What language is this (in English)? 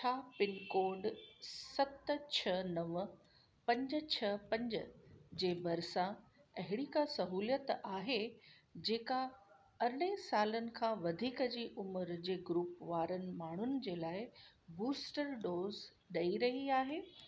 Sindhi